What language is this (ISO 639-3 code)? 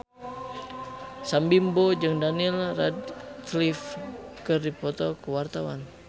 sun